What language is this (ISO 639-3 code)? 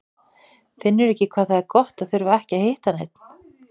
isl